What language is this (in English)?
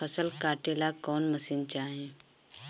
Bhojpuri